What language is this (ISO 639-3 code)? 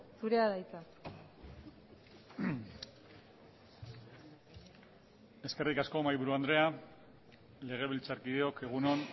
eus